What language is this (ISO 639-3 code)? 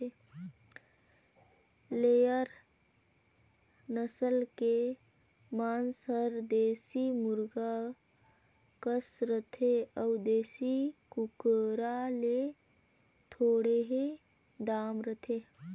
hne